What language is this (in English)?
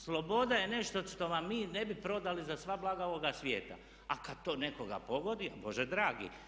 Croatian